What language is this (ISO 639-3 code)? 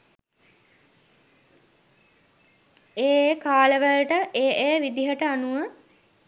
sin